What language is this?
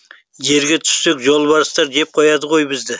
Kazakh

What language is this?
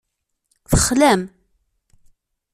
Kabyle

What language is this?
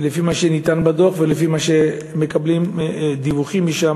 Hebrew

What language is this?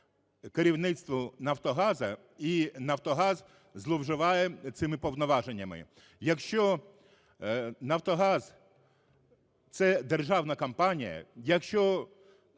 Ukrainian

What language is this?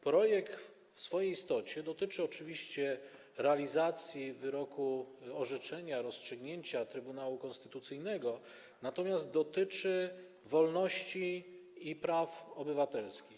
Polish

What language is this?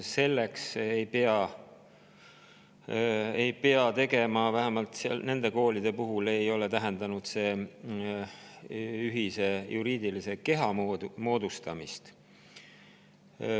Estonian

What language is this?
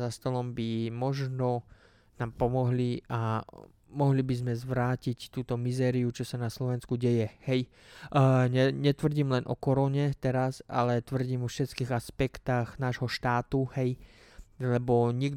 Slovak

